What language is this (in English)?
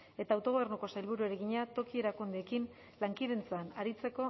Basque